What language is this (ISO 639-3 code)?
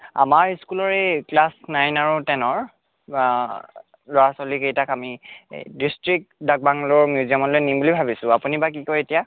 asm